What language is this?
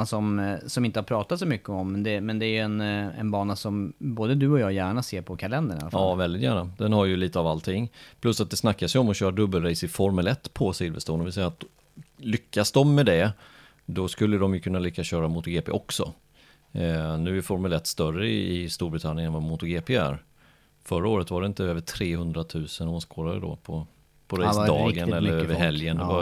Swedish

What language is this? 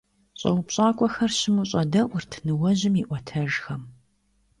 Kabardian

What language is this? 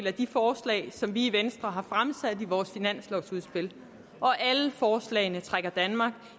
Danish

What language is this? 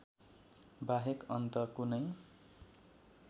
Nepali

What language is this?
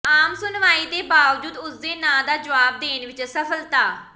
Punjabi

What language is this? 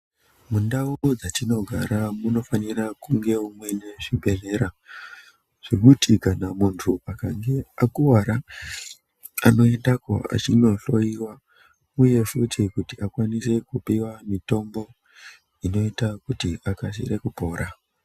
Ndau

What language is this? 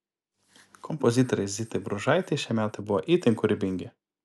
Lithuanian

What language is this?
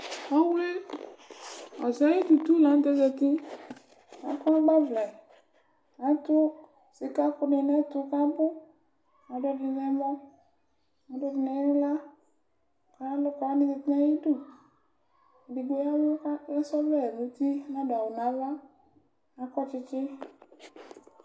Ikposo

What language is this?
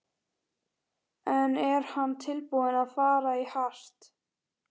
Icelandic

